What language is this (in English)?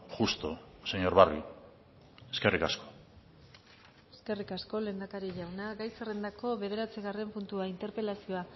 Basque